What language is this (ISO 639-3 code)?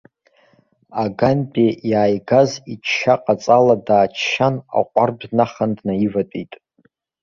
abk